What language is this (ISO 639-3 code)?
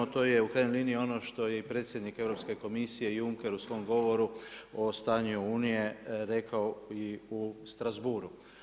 hrv